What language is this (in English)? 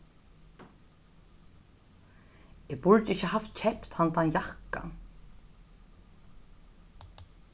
Faroese